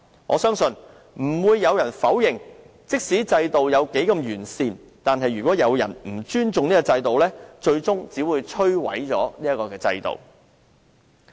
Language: Cantonese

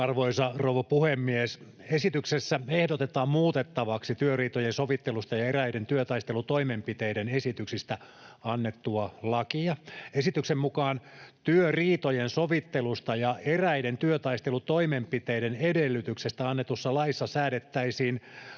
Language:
Finnish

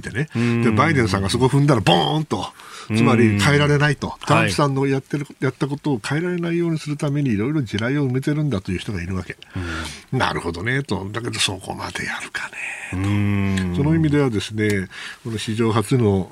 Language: Japanese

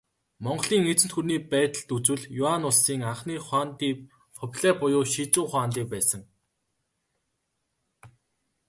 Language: Mongolian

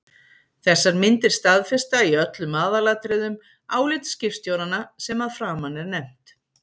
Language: Icelandic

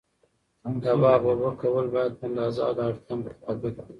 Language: Pashto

